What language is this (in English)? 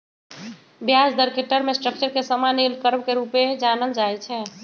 Magahi